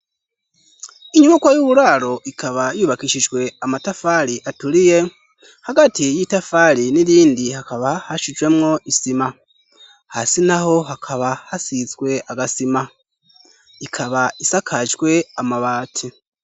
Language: Rundi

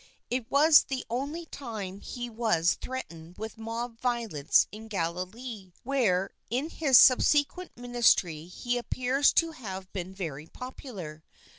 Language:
English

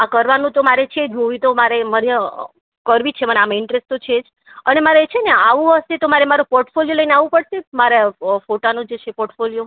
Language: Gujarati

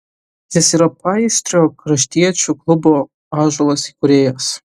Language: Lithuanian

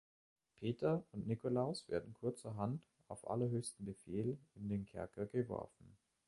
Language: German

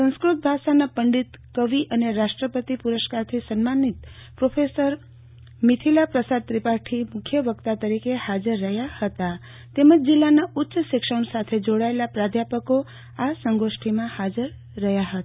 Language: Gujarati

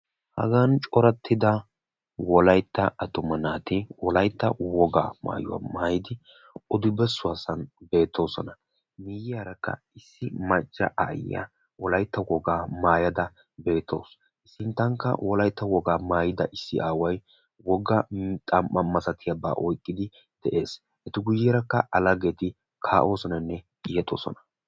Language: Wolaytta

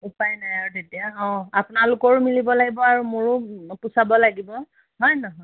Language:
Assamese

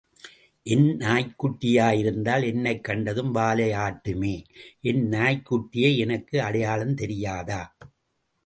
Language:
Tamil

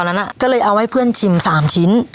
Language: Thai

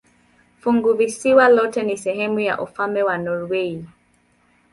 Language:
Swahili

